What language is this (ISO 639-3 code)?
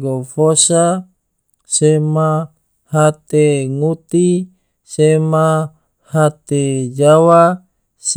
tvo